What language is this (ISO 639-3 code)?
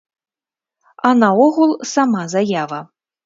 bel